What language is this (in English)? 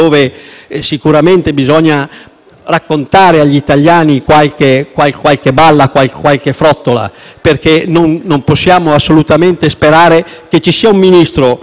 Italian